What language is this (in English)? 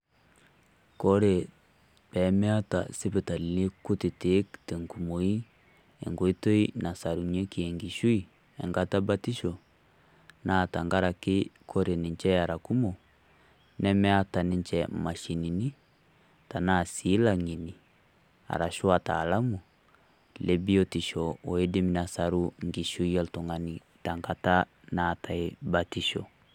Masai